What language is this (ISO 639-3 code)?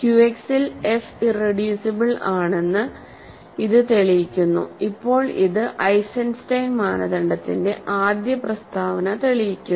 mal